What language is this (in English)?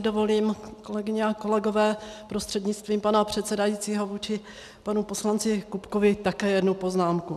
Czech